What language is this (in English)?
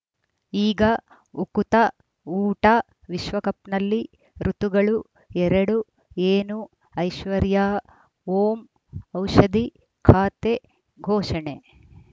Kannada